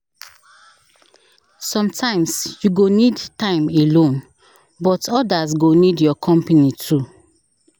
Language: Nigerian Pidgin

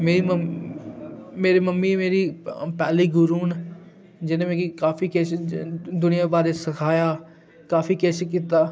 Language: Dogri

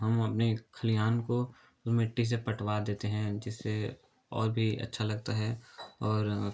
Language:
Hindi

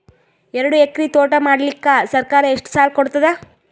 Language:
Kannada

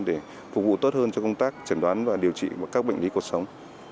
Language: Vietnamese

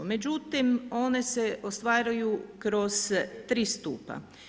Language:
Croatian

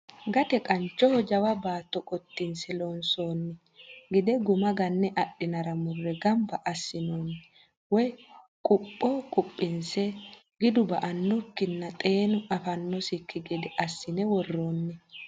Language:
Sidamo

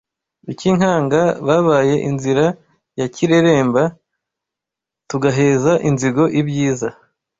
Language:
Kinyarwanda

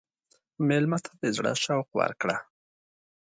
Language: Pashto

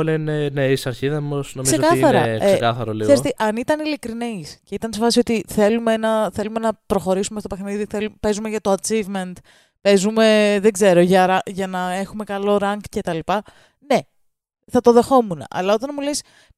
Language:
Greek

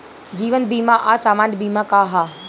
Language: Bhojpuri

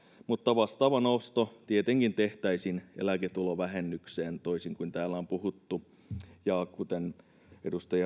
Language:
Finnish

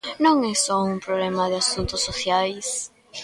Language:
Galician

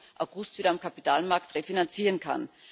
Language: German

